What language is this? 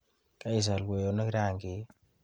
Kalenjin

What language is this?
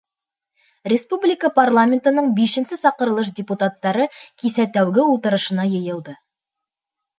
Bashkir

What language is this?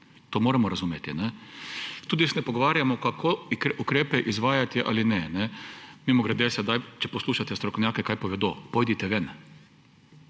Slovenian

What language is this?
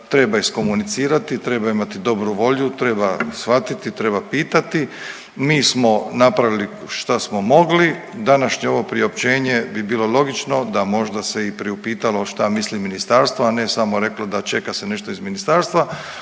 Croatian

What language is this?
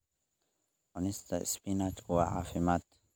Somali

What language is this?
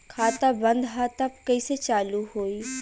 Bhojpuri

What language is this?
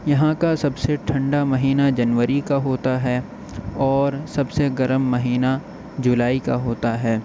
Urdu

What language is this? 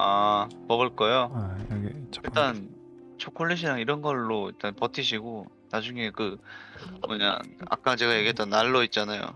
Korean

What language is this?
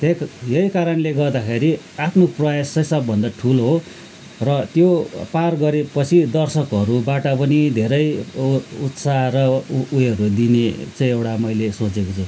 Nepali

